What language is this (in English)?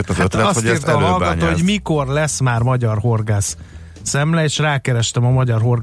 Hungarian